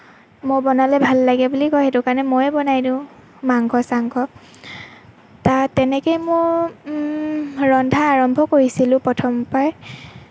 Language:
Assamese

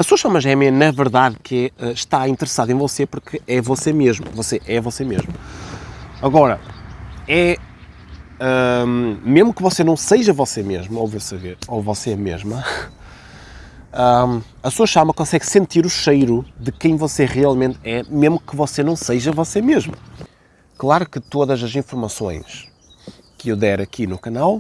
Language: Portuguese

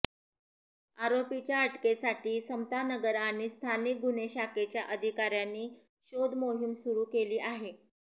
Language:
Marathi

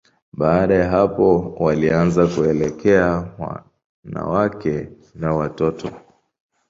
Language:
Swahili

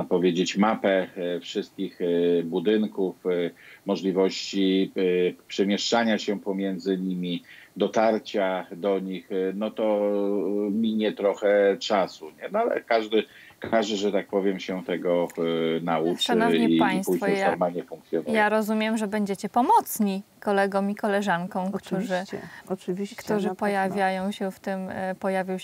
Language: Polish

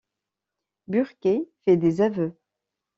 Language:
French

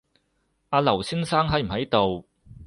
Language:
Cantonese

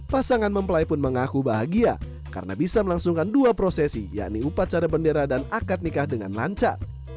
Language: Indonesian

